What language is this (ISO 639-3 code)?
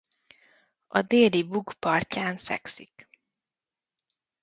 hun